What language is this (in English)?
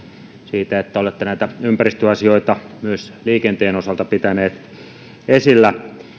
Finnish